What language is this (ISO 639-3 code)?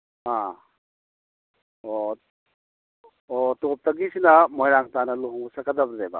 mni